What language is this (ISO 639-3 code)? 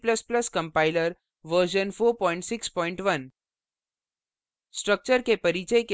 hin